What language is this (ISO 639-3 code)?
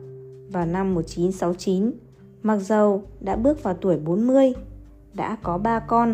vie